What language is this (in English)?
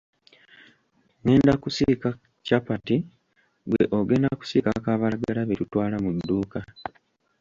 Ganda